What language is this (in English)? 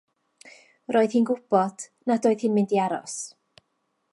Welsh